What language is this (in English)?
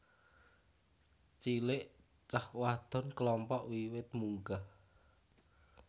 Javanese